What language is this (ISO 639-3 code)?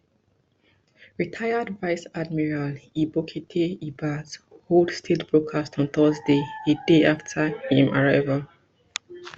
pcm